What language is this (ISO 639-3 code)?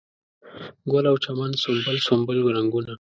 pus